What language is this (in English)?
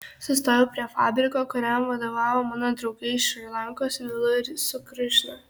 Lithuanian